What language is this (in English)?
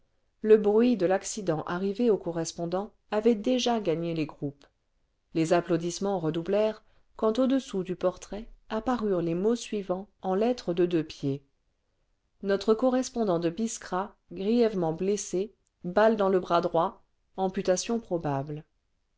French